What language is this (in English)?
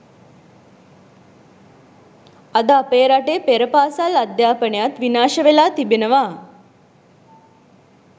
Sinhala